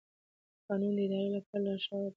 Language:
Pashto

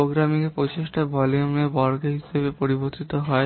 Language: Bangla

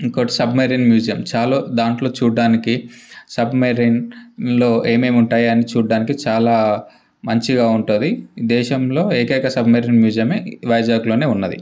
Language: Telugu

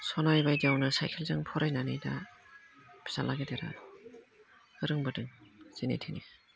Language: Bodo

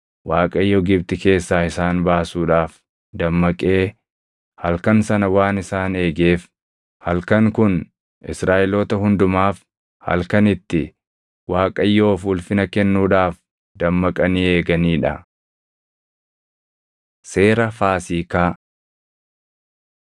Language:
Oromo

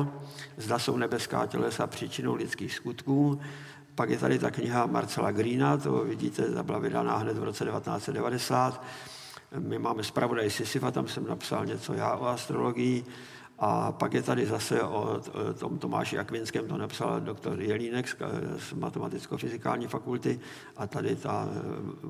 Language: Czech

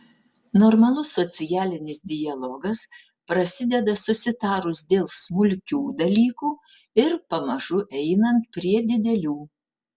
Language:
Lithuanian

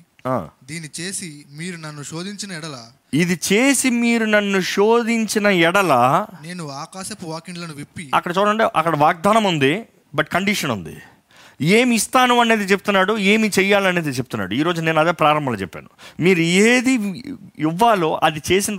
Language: Telugu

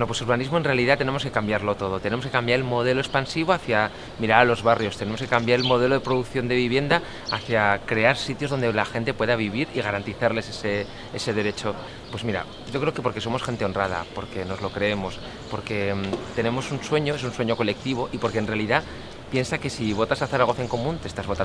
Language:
Spanish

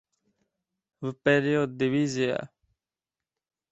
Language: Uzbek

